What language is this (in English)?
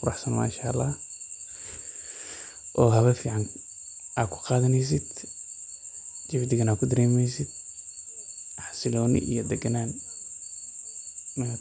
Somali